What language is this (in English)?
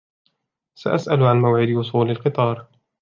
Arabic